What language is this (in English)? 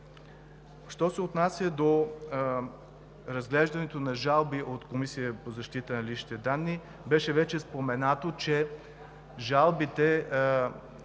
Bulgarian